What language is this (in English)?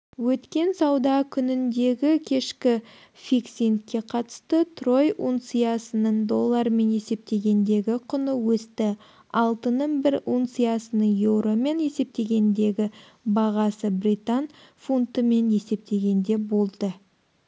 Kazakh